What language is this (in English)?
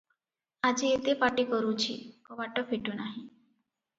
Odia